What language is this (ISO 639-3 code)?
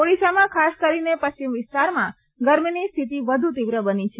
guj